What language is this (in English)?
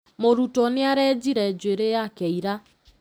Kikuyu